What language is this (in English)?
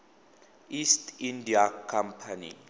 Tswana